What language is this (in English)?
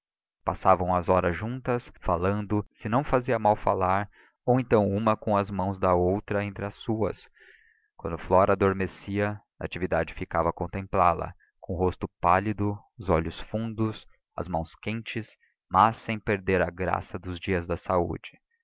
Portuguese